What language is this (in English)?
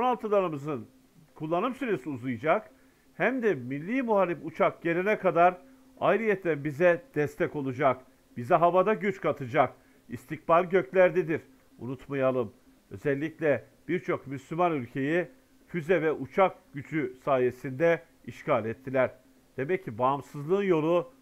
Turkish